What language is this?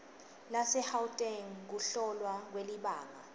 Swati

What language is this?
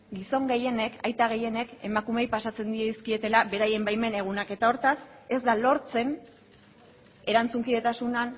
Basque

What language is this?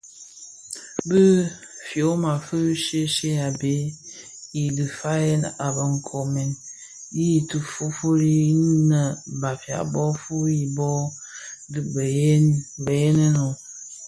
Bafia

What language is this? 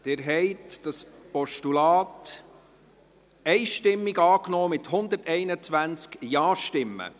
Swiss German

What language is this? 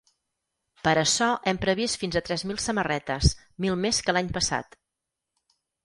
Catalan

